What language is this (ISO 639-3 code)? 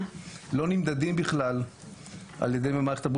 heb